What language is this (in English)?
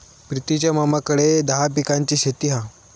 Marathi